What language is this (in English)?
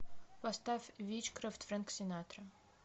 Russian